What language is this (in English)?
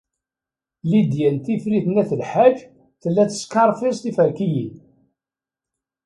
Kabyle